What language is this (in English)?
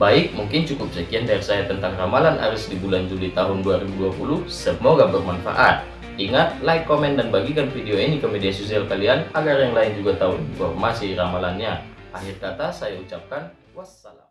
Indonesian